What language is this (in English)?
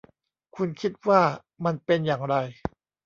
Thai